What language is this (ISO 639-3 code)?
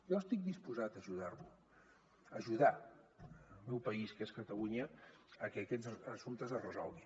cat